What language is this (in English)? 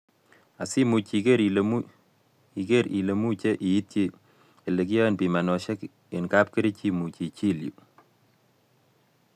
Kalenjin